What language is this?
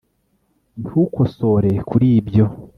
Kinyarwanda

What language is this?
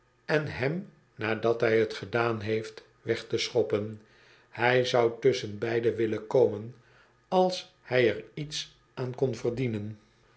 Dutch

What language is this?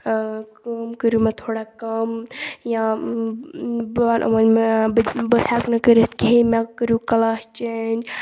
Kashmiri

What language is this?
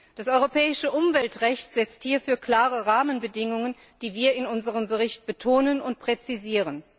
German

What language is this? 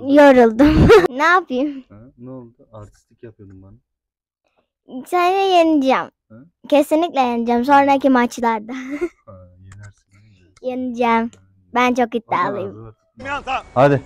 Turkish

